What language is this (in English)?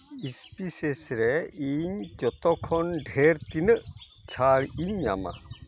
Santali